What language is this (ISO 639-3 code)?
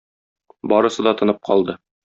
tat